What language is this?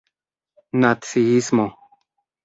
Esperanto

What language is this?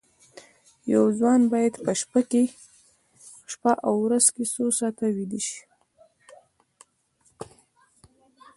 Pashto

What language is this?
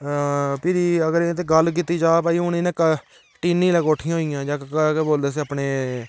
Dogri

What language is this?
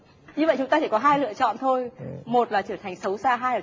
Vietnamese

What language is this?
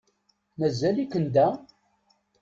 Kabyle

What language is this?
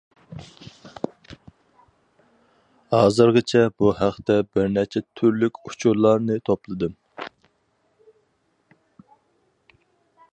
Uyghur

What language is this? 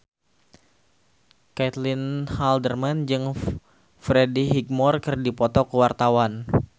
Sundanese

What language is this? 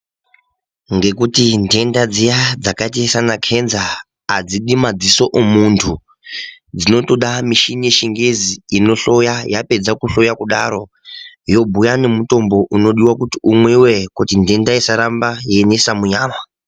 Ndau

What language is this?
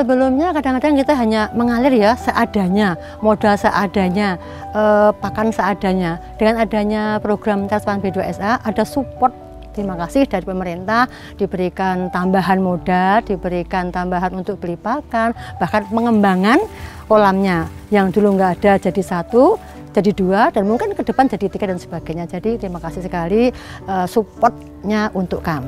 Indonesian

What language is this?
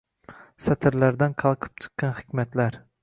Uzbek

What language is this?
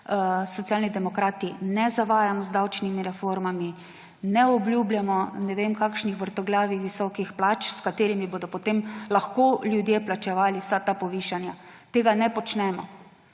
Slovenian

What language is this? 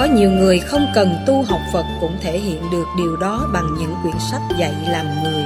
Vietnamese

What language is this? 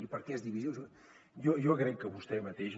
Catalan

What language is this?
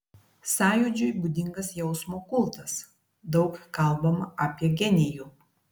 Lithuanian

